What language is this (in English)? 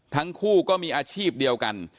Thai